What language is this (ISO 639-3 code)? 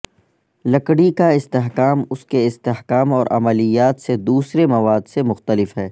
urd